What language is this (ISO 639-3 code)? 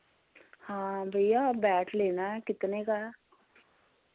doi